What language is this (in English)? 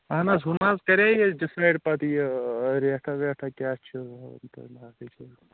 Kashmiri